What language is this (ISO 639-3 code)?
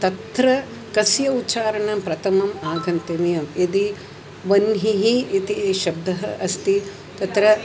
san